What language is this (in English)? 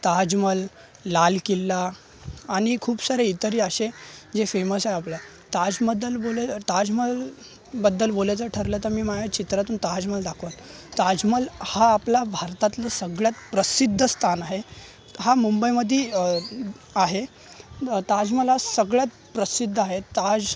Marathi